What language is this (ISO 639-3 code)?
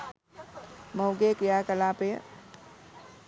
sin